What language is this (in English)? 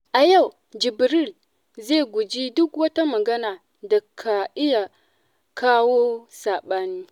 Hausa